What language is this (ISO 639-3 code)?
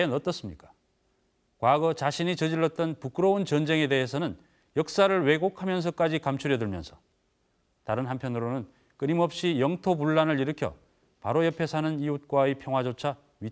kor